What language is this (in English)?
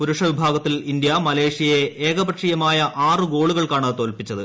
Malayalam